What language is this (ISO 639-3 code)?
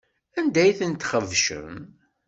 kab